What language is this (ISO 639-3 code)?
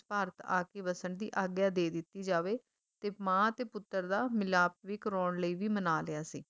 pan